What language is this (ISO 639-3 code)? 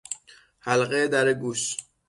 fas